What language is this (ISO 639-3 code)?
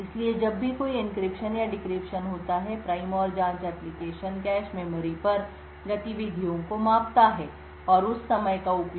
hin